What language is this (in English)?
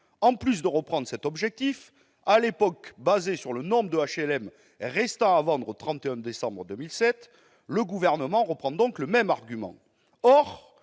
French